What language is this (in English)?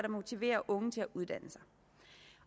Danish